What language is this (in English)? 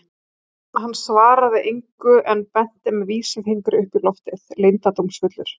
Icelandic